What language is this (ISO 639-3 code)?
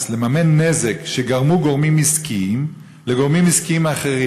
heb